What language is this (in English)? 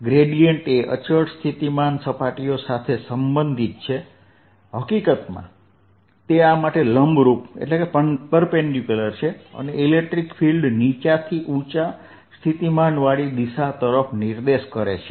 Gujarati